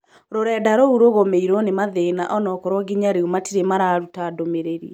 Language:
Kikuyu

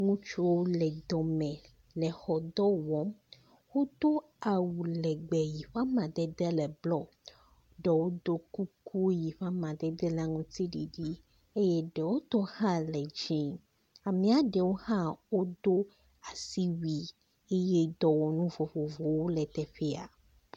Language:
Ewe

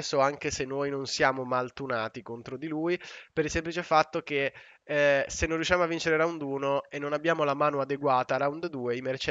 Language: Italian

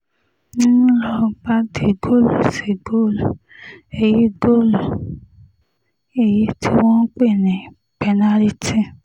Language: Yoruba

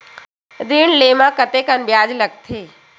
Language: Chhattisgarhi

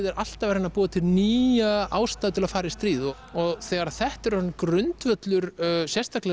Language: Icelandic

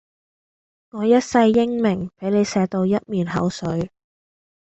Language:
Cantonese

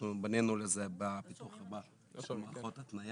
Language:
Hebrew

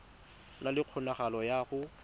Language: Tswana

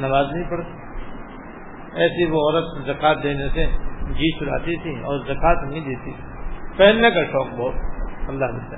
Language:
Urdu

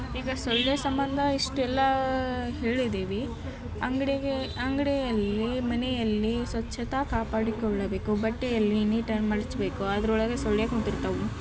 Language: Kannada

